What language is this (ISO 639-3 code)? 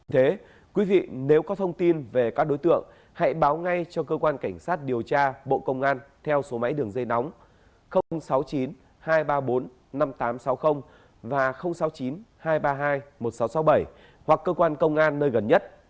vie